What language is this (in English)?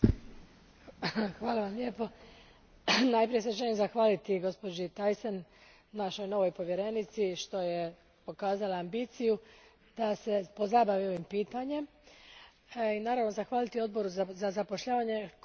Croatian